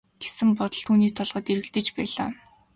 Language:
Mongolian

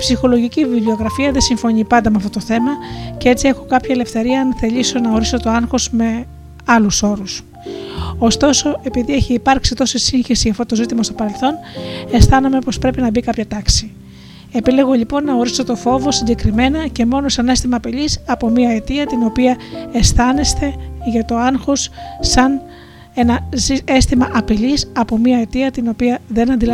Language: Greek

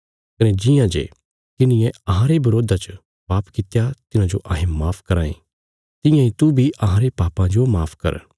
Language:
Bilaspuri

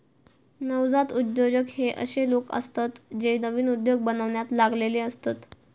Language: Marathi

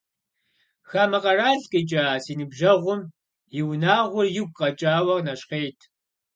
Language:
Kabardian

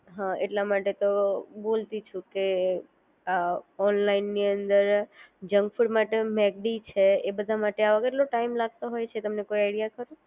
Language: Gujarati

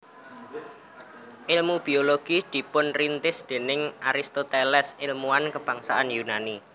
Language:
Javanese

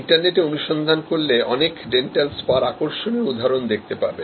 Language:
Bangla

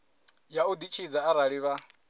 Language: Venda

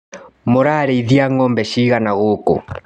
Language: Kikuyu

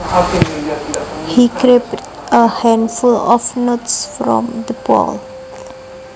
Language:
Javanese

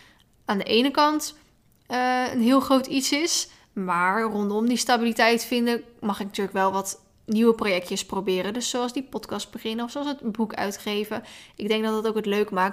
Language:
Dutch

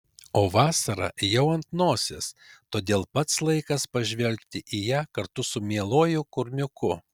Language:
Lithuanian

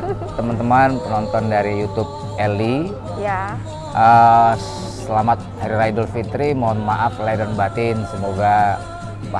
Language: Indonesian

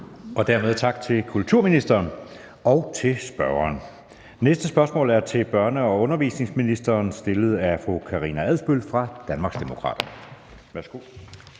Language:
Danish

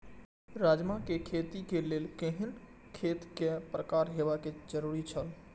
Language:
Maithili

